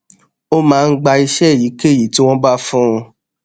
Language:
Yoruba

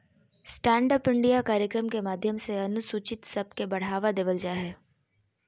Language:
Magahi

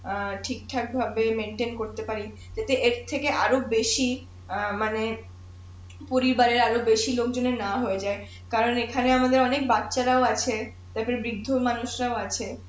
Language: Bangla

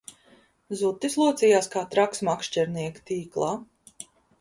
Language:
Latvian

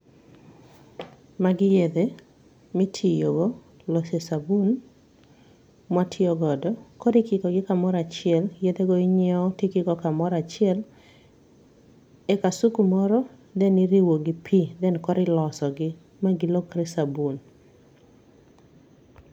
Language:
Luo (Kenya and Tanzania)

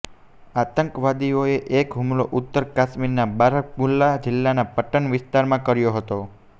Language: Gujarati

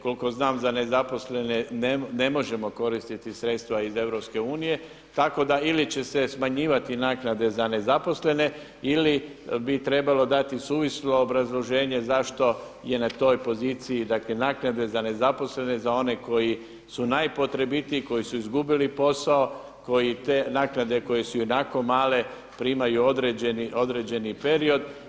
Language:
Croatian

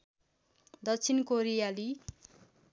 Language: Nepali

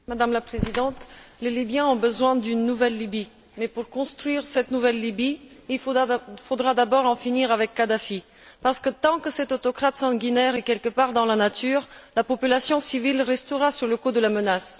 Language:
French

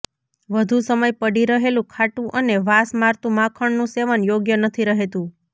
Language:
Gujarati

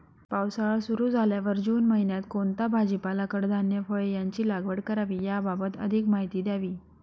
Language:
Marathi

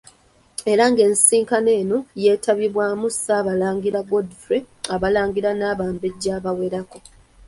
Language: Ganda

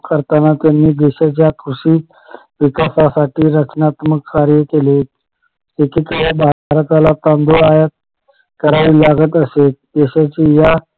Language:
Marathi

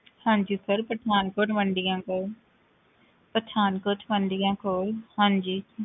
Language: Punjabi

